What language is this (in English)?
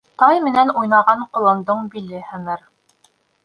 Bashkir